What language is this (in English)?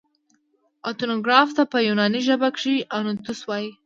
Pashto